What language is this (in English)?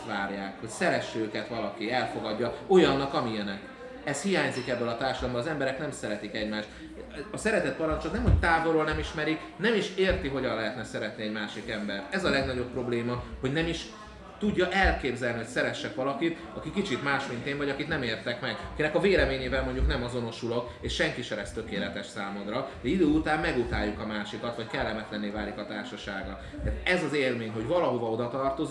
Hungarian